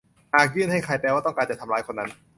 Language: Thai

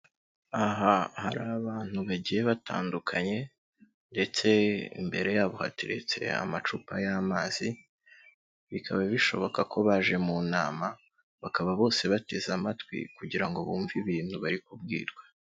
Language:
Kinyarwanda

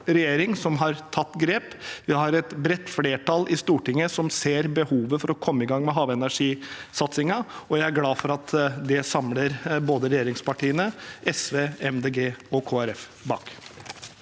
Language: Norwegian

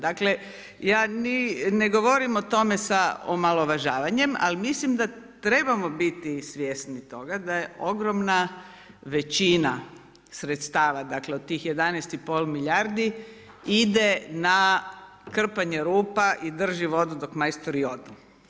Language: Croatian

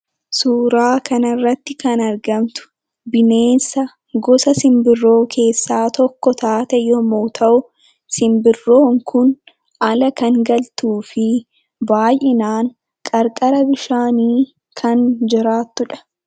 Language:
Oromo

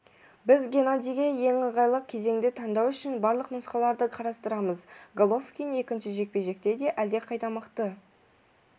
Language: Kazakh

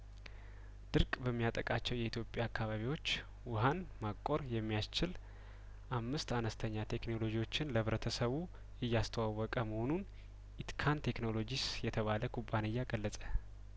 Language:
Amharic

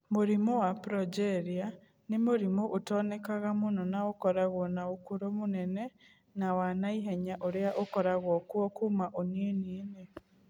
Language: Kikuyu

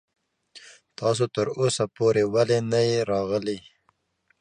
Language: Pashto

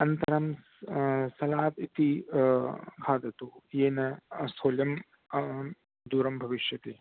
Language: Sanskrit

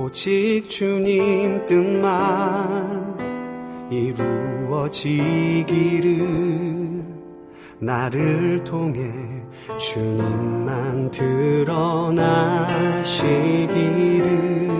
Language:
Korean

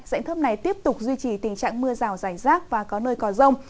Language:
Vietnamese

